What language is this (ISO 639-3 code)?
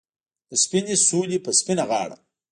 pus